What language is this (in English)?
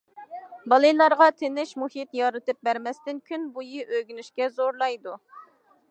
Uyghur